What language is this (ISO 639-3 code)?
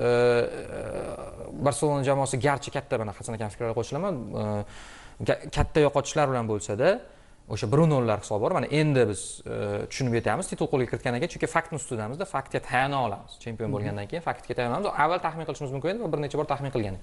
tur